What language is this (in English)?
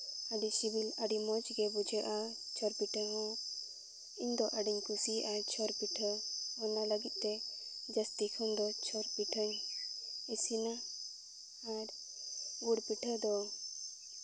Santali